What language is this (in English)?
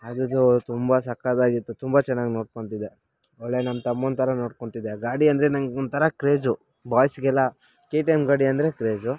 Kannada